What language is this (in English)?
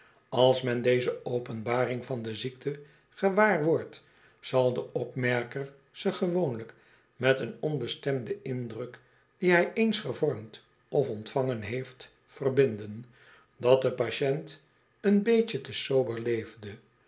Dutch